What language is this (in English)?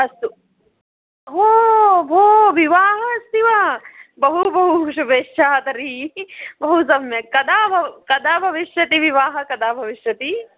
Sanskrit